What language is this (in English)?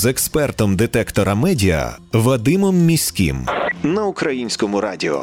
Ukrainian